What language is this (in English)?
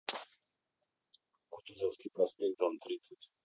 Russian